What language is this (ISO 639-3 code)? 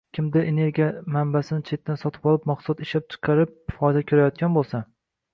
uzb